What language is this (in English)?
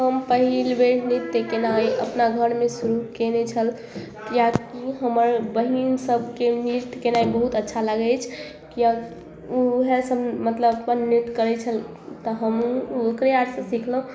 Maithili